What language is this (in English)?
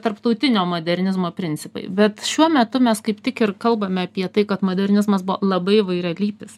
Lithuanian